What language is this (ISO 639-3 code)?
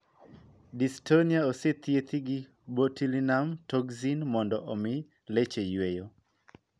luo